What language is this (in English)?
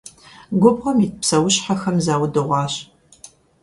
Kabardian